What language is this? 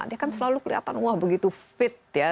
Indonesian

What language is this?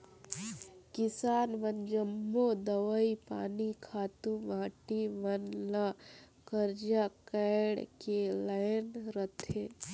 Chhattisgarhi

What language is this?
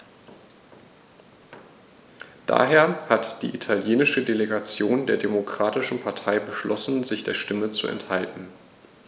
German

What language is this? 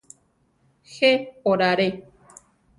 Central Tarahumara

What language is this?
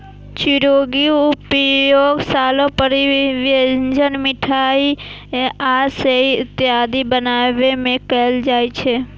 Maithili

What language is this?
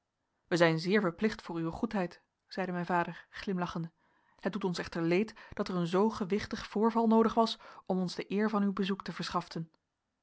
Dutch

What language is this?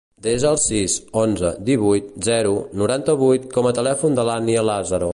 Catalan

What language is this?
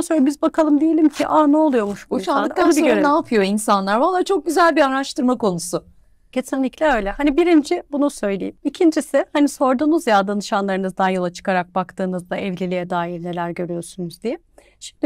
Turkish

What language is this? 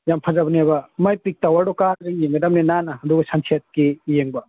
Manipuri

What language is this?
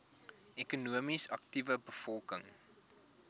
Afrikaans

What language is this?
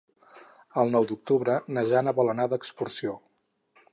Catalan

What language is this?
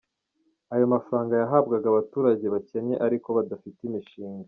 Kinyarwanda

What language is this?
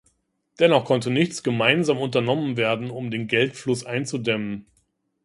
German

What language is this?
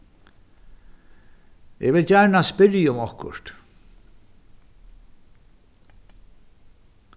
Faroese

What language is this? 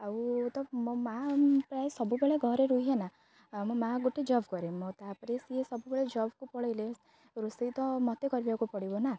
Odia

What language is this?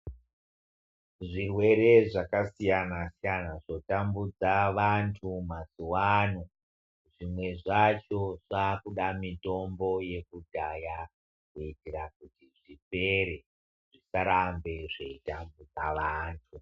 Ndau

